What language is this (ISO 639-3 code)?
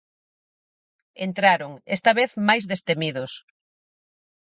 glg